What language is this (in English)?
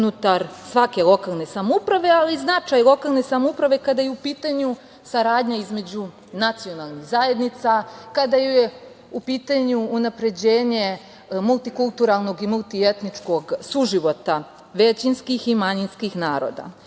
Serbian